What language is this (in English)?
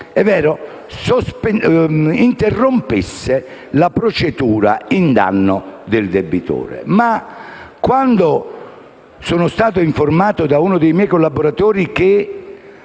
Italian